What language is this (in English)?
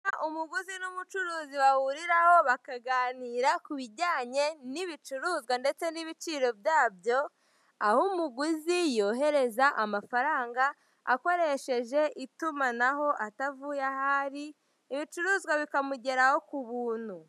Kinyarwanda